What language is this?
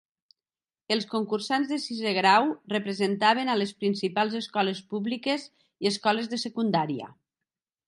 Catalan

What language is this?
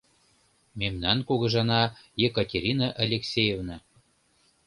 Mari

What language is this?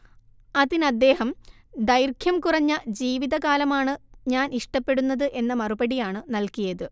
Malayalam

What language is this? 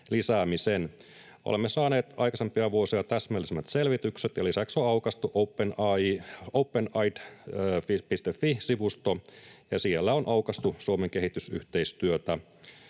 Finnish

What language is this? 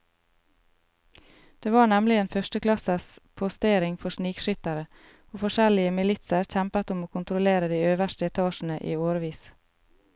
Norwegian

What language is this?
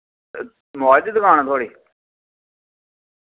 Dogri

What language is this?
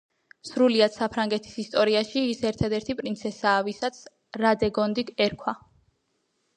Georgian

